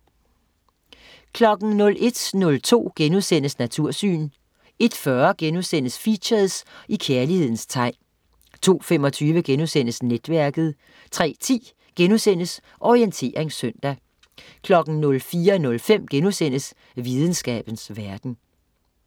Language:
Danish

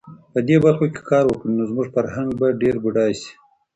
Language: Pashto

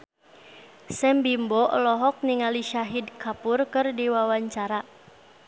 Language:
Sundanese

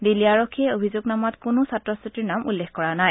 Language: Assamese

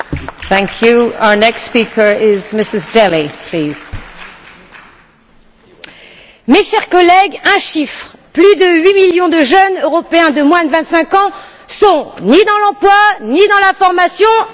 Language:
French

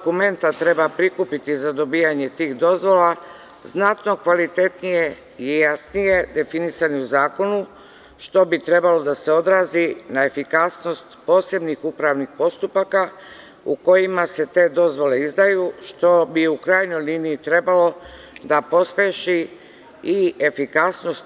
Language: Serbian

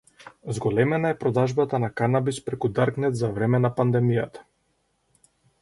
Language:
Macedonian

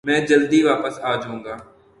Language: Urdu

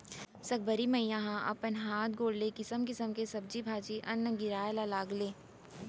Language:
Chhattisgarhi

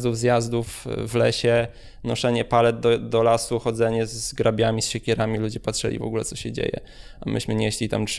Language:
Polish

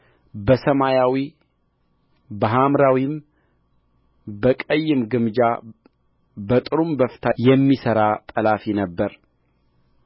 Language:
Amharic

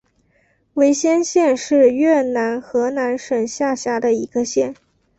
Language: Chinese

